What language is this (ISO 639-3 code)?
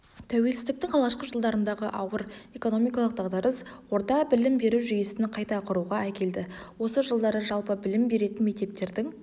kaz